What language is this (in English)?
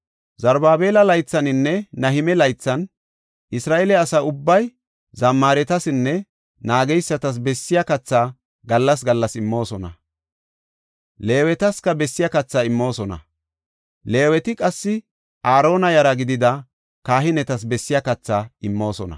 Gofa